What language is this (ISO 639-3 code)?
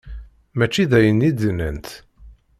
kab